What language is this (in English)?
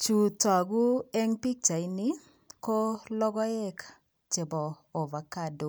Kalenjin